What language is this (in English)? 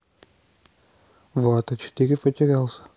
Russian